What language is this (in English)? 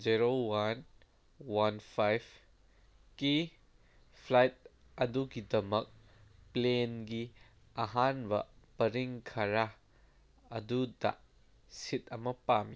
Manipuri